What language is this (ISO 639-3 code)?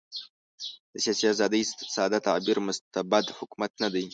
pus